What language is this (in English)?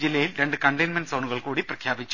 Malayalam